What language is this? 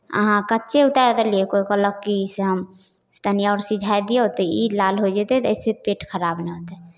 Maithili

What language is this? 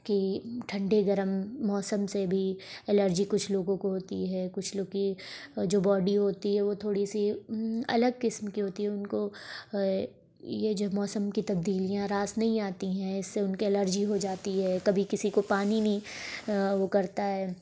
Urdu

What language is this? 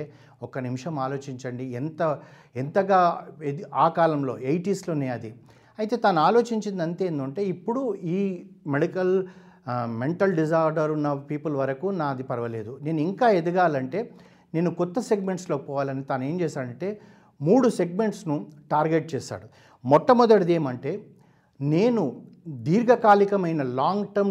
Telugu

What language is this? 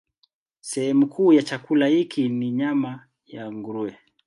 Swahili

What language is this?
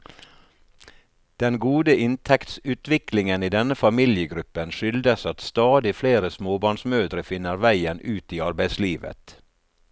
Norwegian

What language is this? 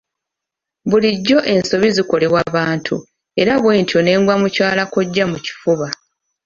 Ganda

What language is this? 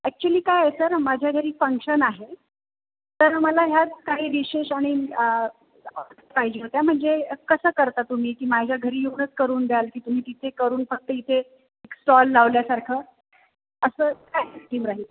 Marathi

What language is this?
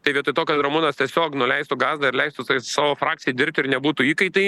Lithuanian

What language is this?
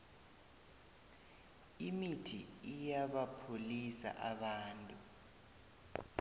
South Ndebele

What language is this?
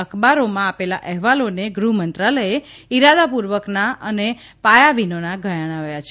Gujarati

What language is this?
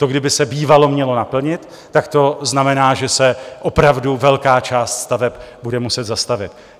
Czech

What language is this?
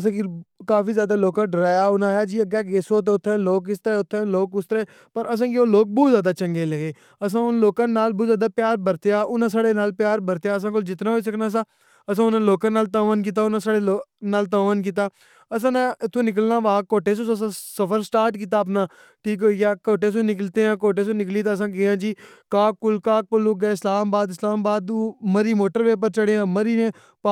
Pahari-Potwari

